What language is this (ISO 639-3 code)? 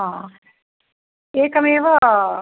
san